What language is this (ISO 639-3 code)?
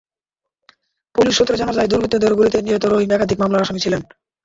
ben